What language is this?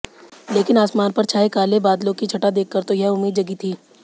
Hindi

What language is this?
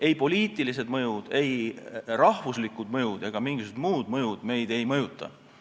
Estonian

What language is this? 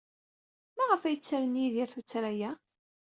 Kabyle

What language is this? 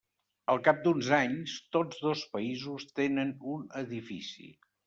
Catalan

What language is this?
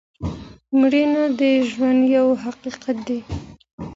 Pashto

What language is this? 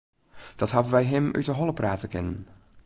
Western Frisian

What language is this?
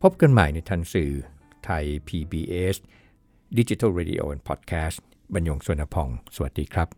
Thai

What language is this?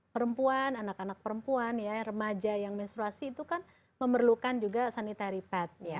Indonesian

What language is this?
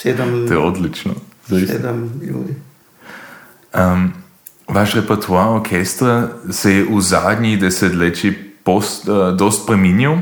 Croatian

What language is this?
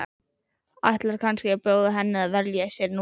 Icelandic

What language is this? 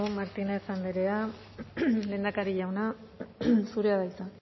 Basque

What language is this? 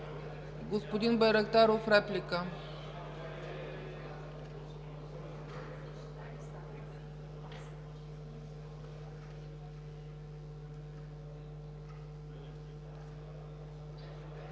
Bulgarian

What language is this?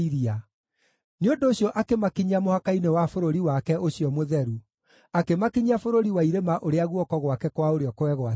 Kikuyu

